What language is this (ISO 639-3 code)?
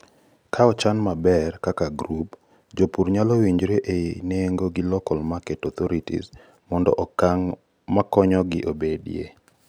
luo